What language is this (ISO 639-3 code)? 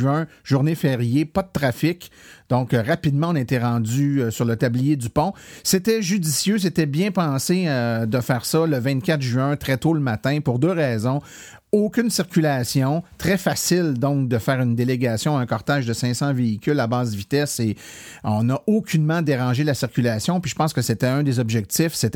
fra